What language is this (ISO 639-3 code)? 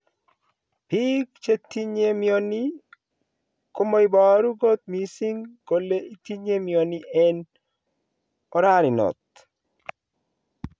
kln